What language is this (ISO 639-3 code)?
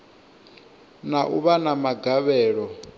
ven